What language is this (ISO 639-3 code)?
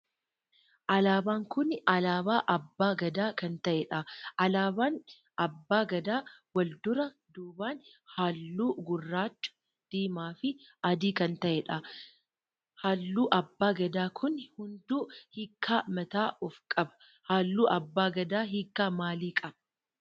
orm